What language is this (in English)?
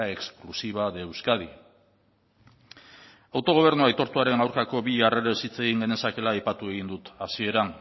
Basque